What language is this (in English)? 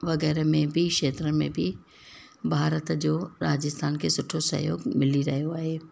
Sindhi